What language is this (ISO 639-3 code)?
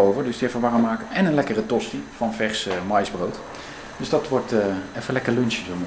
nld